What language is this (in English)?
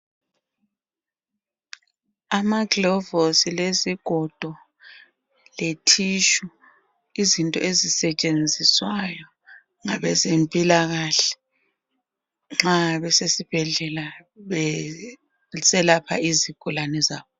North Ndebele